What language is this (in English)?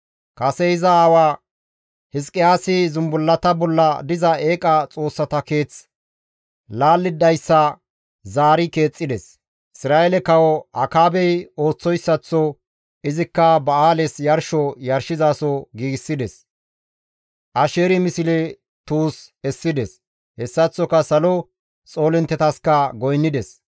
Gamo